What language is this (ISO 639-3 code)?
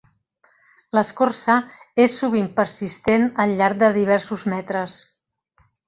cat